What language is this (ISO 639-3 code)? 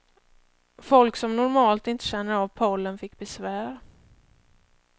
swe